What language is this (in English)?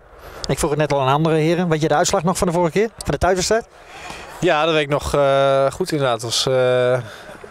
Dutch